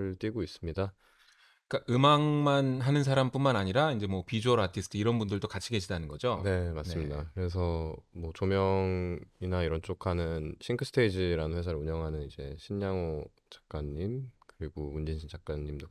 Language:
Korean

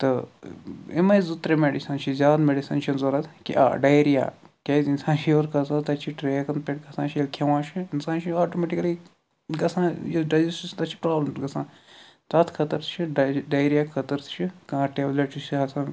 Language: Kashmiri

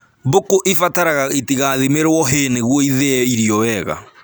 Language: Kikuyu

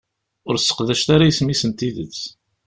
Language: Kabyle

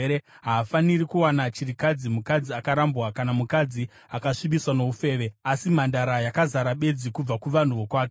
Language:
Shona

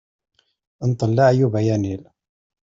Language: Kabyle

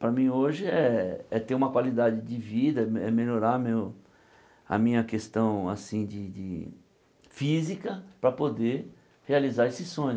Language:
Portuguese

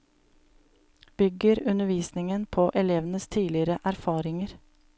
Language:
Norwegian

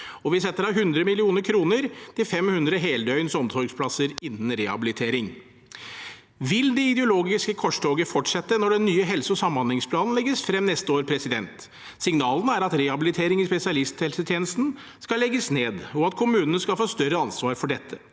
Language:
Norwegian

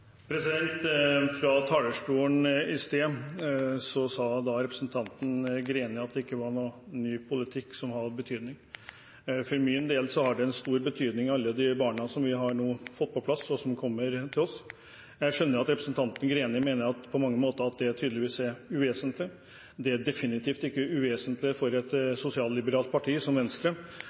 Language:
Norwegian Bokmål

